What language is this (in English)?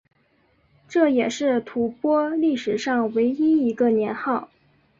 Chinese